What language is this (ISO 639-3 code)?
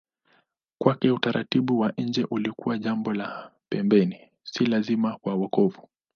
swa